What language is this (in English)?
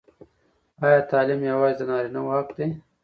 Pashto